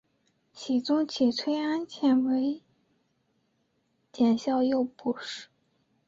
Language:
Chinese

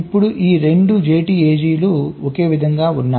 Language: Telugu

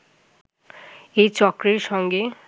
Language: Bangla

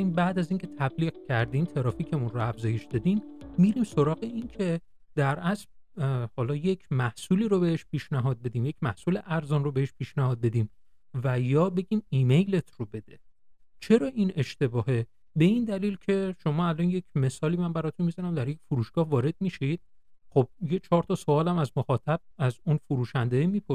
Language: Persian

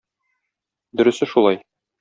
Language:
Tatar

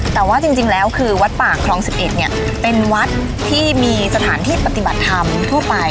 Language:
Thai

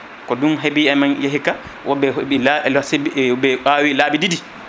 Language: Fula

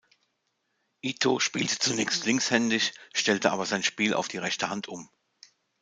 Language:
German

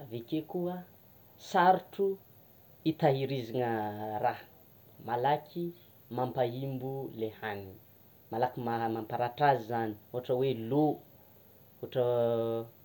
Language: Tsimihety Malagasy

